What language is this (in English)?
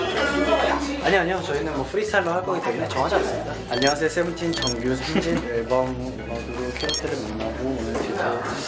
Korean